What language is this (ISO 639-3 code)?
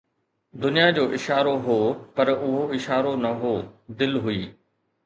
snd